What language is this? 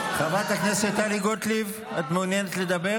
Hebrew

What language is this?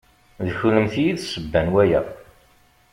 Kabyle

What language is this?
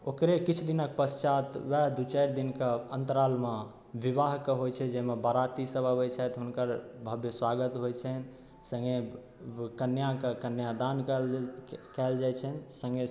Maithili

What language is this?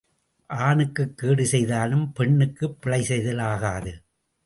Tamil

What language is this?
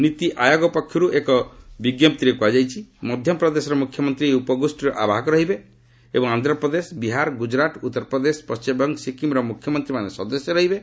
Odia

